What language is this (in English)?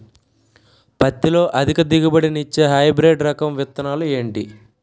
Telugu